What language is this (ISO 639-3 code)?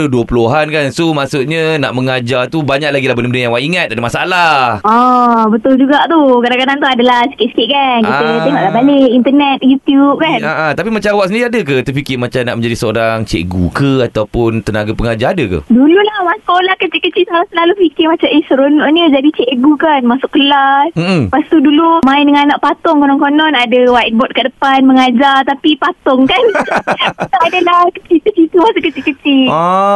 msa